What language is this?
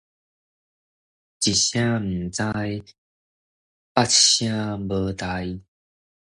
Min Nan Chinese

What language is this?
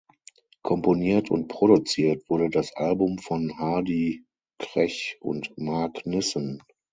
German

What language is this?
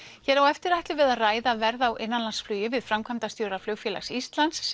Icelandic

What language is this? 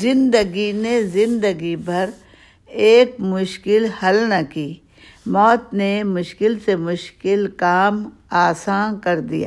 Urdu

